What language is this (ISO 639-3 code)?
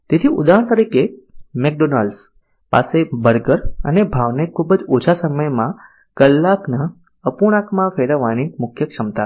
guj